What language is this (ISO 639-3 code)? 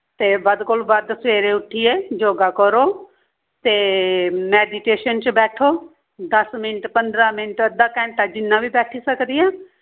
doi